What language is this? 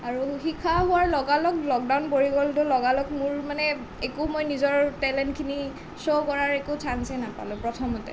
Assamese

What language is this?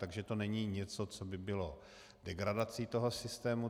Czech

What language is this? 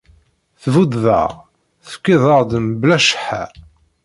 Kabyle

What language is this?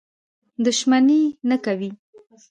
Pashto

